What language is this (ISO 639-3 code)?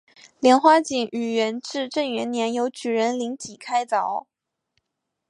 zho